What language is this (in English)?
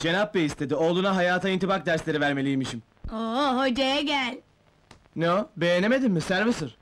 Turkish